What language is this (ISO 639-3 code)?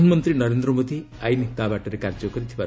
ori